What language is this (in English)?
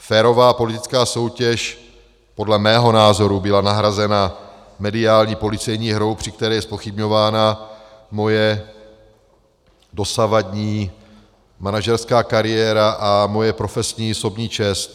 Czech